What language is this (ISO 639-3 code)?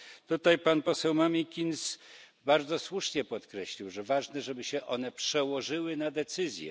pol